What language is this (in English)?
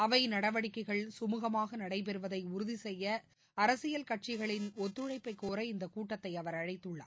Tamil